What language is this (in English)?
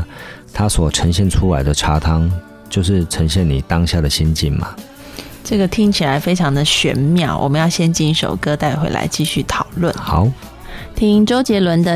Chinese